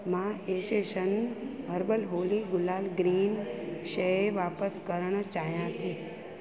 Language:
Sindhi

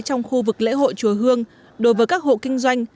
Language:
Vietnamese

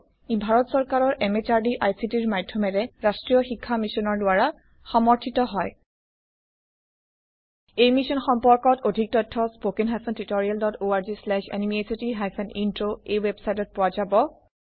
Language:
Assamese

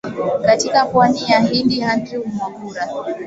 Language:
Swahili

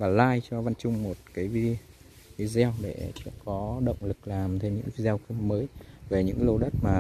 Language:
Vietnamese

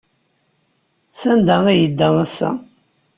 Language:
Kabyle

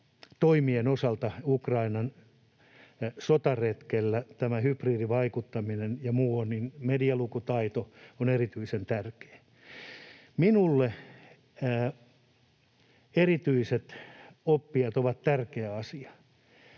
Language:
Finnish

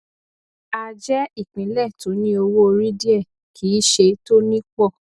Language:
Yoruba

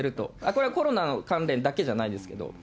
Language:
Japanese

